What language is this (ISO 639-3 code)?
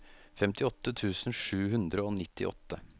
nor